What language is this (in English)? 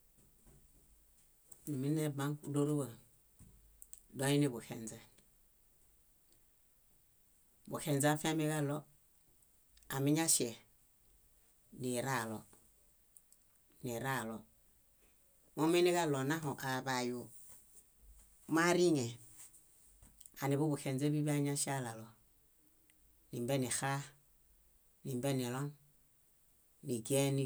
Bayot